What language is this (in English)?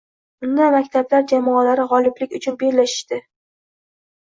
Uzbek